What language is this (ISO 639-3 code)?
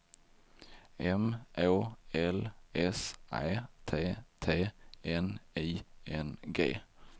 swe